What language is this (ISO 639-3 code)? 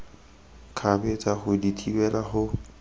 tsn